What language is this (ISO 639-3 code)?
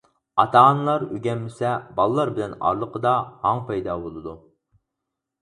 uig